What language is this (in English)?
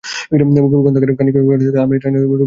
Bangla